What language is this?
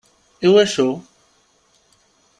Kabyle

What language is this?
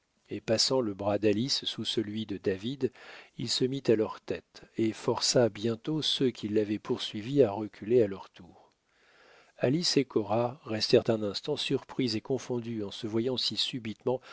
French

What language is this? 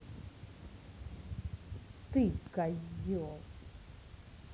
Russian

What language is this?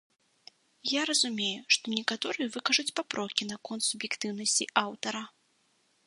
Belarusian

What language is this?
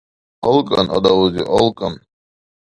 Dargwa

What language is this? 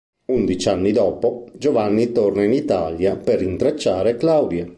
Italian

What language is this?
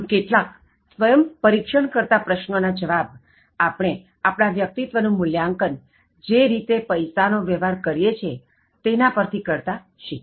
Gujarati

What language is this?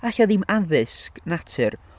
Welsh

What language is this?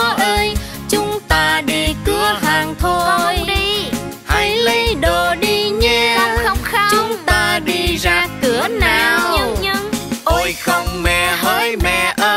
Vietnamese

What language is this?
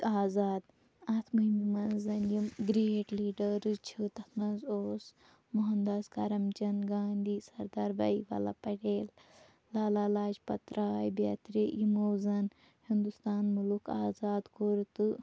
Kashmiri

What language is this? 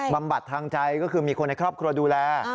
Thai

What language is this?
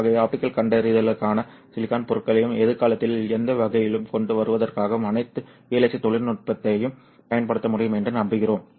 Tamil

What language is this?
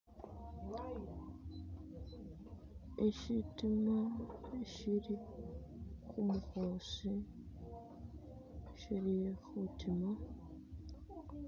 Masaaba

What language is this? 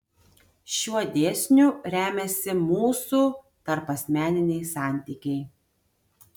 Lithuanian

